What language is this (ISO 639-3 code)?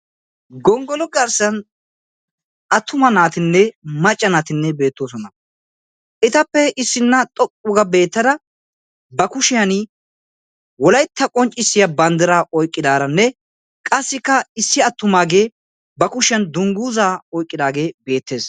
wal